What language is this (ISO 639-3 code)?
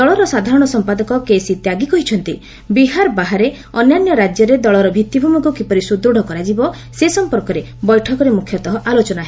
ori